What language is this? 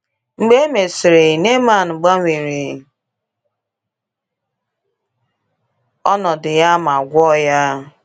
Igbo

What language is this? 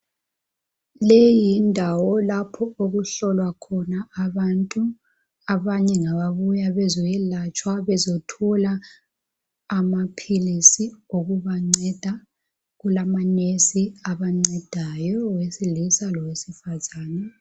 North Ndebele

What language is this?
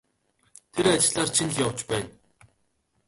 Mongolian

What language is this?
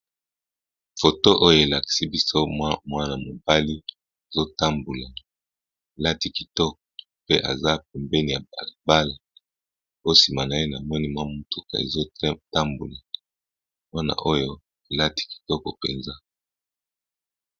Lingala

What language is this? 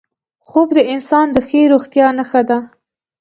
Pashto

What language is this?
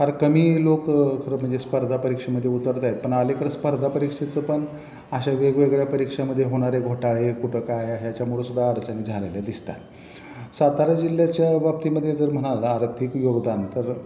Marathi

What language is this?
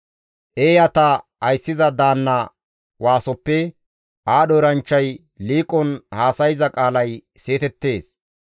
Gamo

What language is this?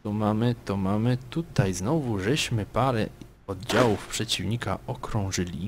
Polish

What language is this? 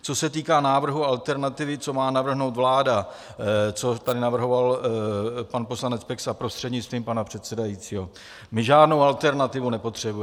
Czech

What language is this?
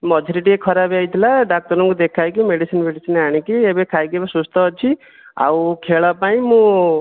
Odia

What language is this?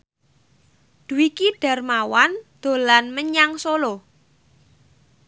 Javanese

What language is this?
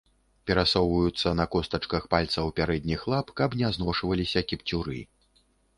Belarusian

